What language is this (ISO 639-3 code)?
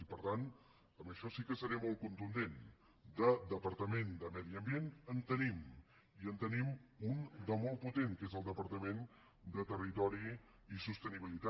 cat